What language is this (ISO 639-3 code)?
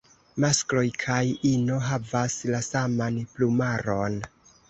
epo